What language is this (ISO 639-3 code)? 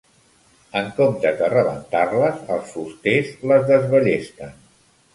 cat